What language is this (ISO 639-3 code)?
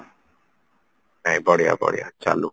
ori